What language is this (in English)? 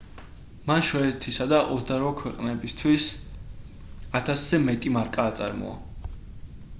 Georgian